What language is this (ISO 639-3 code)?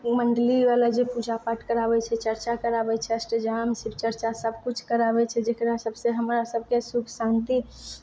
mai